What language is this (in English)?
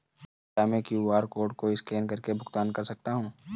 Hindi